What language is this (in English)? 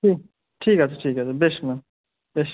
Bangla